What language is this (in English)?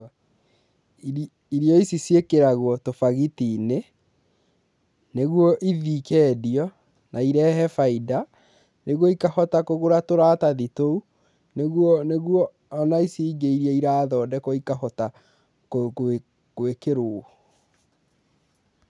Kikuyu